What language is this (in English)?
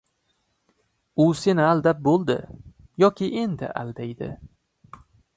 Uzbek